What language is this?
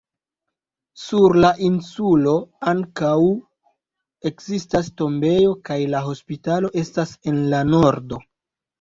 Esperanto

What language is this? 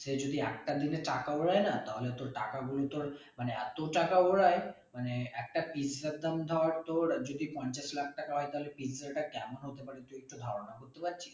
Bangla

